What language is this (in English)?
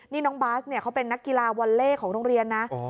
Thai